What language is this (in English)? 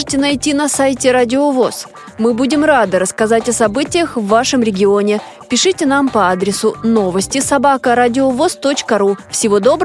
Russian